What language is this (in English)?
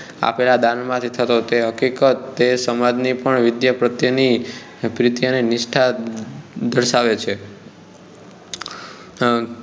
Gujarati